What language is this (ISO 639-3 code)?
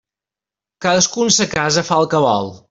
cat